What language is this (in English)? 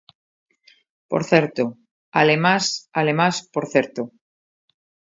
Galician